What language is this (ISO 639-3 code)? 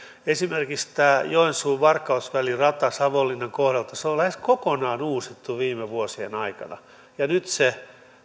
fin